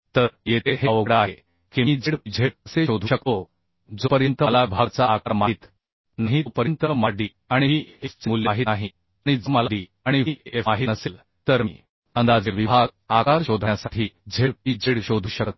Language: Marathi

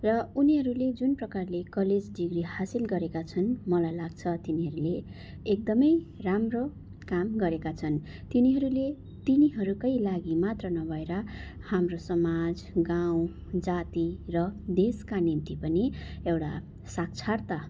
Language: Nepali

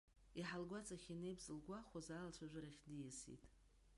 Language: Abkhazian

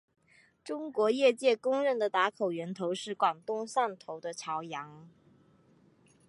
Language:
Chinese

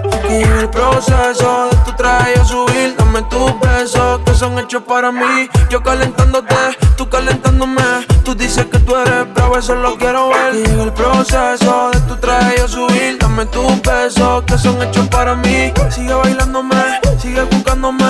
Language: Italian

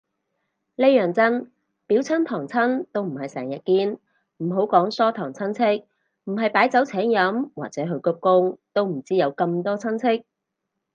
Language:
Cantonese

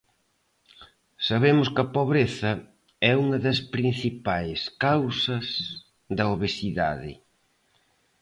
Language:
Galician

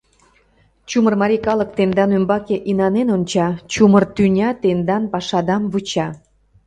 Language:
Mari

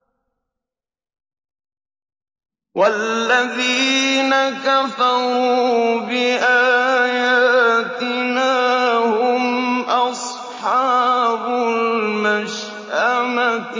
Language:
Arabic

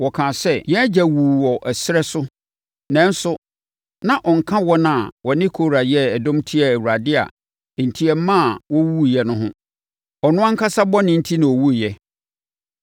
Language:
Akan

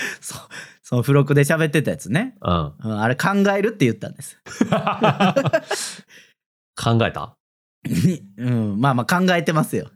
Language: Japanese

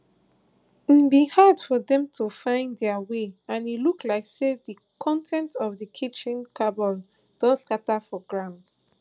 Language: Nigerian Pidgin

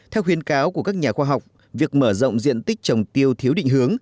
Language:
Vietnamese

